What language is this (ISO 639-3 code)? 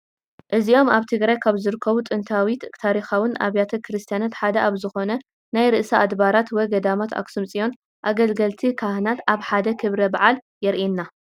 tir